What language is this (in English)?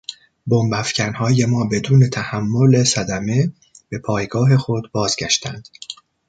Persian